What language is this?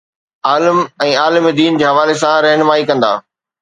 Sindhi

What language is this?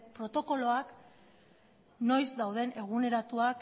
Basque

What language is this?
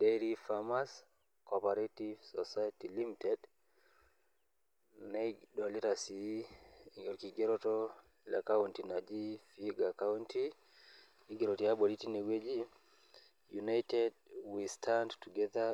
Masai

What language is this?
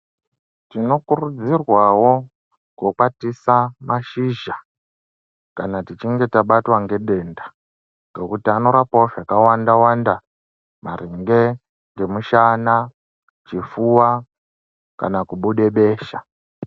Ndau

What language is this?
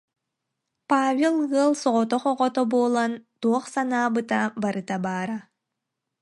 Yakut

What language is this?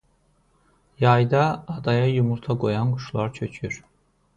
Azerbaijani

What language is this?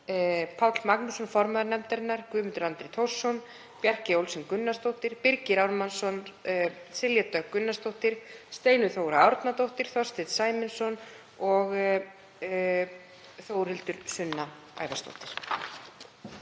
Icelandic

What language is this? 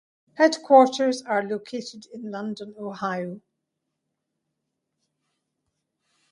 English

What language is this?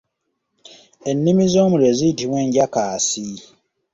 Ganda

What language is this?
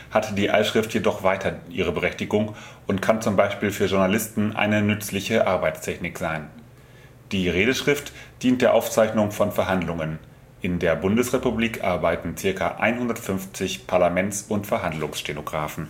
German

